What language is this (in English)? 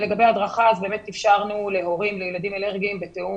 Hebrew